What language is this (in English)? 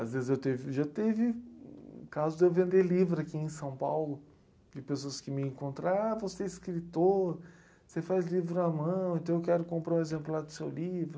Portuguese